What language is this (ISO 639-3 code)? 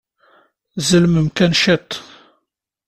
kab